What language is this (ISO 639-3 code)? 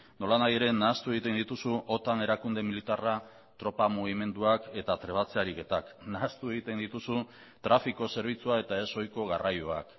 eus